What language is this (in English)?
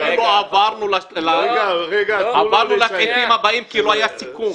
Hebrew